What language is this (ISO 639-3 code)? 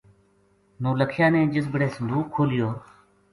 gju